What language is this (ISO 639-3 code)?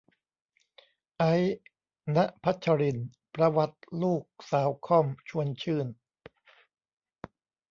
tha